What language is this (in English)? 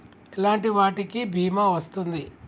Telugu